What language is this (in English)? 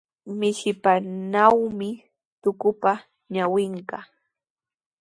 Sihuas Ancash Quechua